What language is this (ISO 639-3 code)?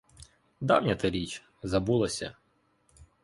ukr